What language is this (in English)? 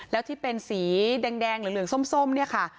Thai